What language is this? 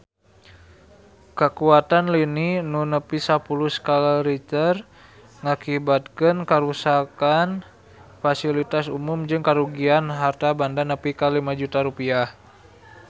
Sundanese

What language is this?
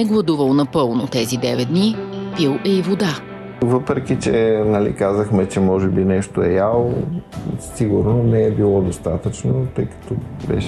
Bulgarian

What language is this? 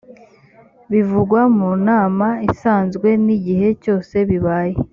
Kinyarwanda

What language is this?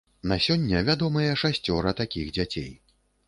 Belarusian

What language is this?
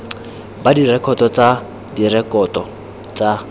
Tswana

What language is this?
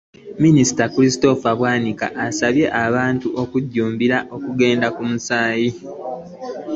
Ganda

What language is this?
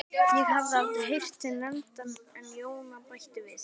Icelandic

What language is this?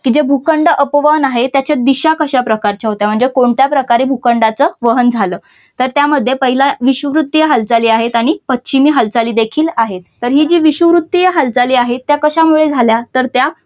Marathi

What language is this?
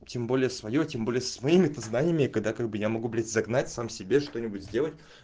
Russian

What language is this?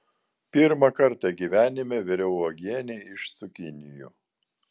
Lithuanian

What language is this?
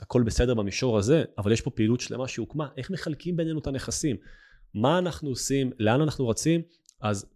Hebrew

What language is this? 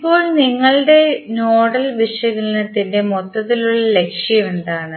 Malayalam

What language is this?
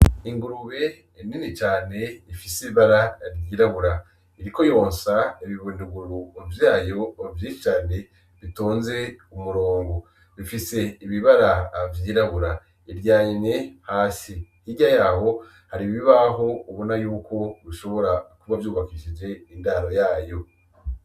Rundi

